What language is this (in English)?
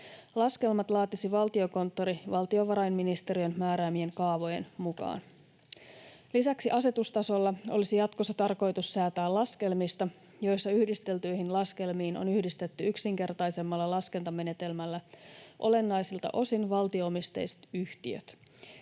Finnish